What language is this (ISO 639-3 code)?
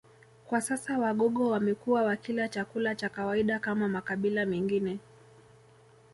swa